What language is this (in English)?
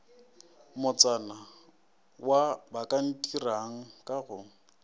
Northern Sotho